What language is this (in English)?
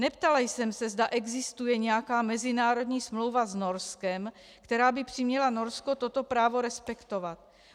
Czech